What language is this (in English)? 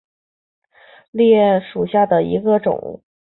Chinese